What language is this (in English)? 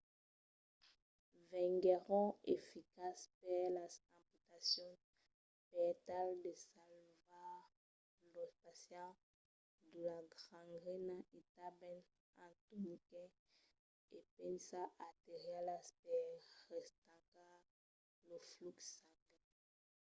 Occitan